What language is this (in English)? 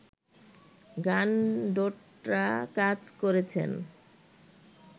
Bangla